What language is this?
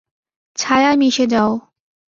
Bangla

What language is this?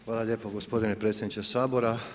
Croatian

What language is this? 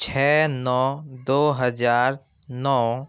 Urdu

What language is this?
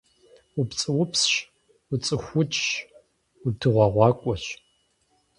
Kabardian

